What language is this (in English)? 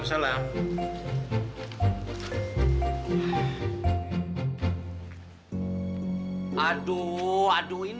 Indonesian